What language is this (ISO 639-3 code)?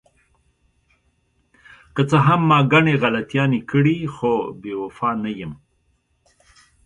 pus